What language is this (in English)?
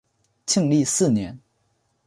Chinese